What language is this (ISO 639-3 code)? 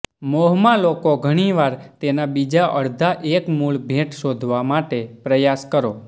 guj